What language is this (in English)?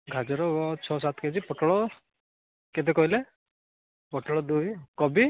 Odia